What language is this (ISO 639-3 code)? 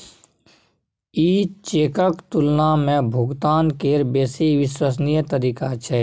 mai